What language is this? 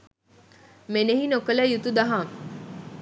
Sinhala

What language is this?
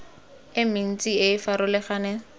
Tswana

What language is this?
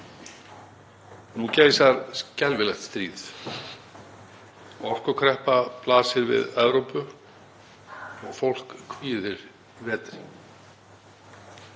Icelandic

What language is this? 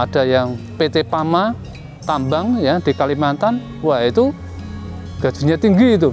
Indonesian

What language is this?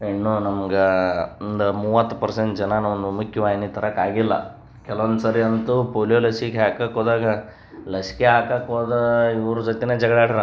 Kannada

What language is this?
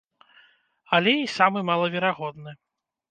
Belarusian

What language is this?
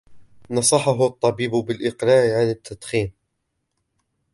Arabic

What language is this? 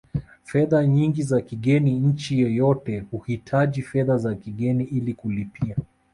Swahili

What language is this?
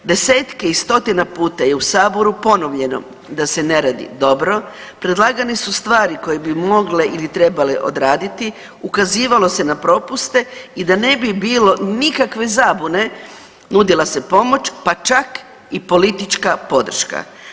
Croatian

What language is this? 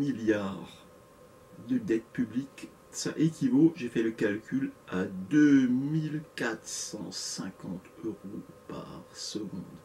French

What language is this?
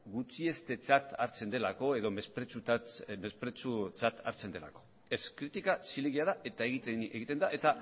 Basque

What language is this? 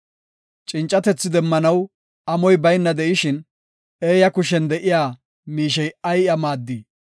Gofa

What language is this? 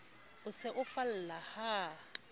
Southern Sotho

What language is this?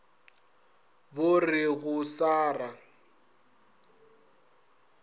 Northern Sotho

